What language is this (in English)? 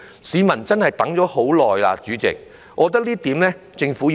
Cantonese